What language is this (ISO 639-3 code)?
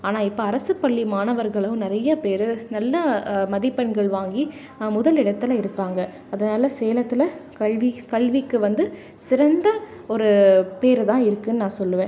tam